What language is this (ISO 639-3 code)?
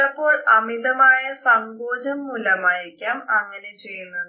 mal